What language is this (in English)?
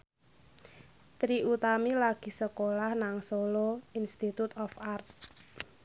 Javanese